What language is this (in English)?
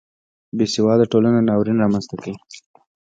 Pashto